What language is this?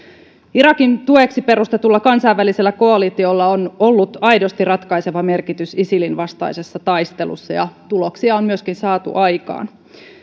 Finnish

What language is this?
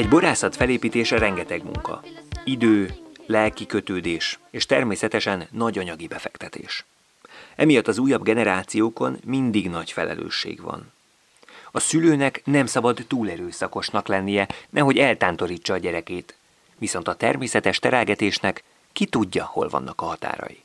Hungarian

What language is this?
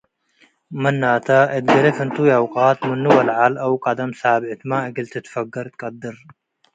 Tigre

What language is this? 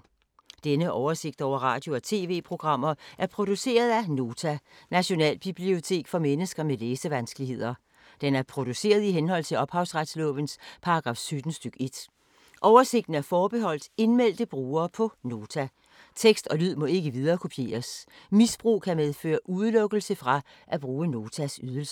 Danish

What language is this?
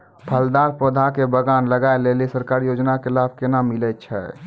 Maithili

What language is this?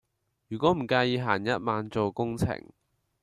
Cantonese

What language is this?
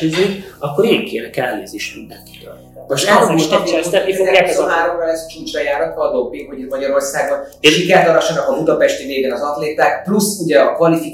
Hungarian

